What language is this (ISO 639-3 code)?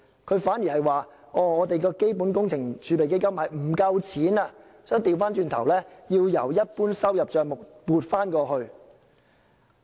yue